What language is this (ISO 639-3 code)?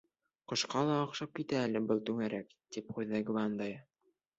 bak